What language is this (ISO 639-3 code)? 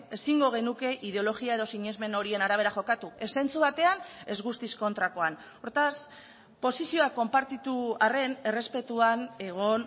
eus